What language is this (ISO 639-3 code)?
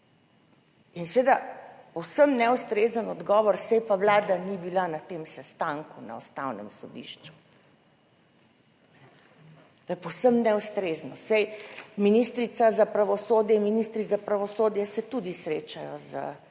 slv